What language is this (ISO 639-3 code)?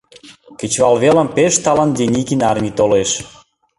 chm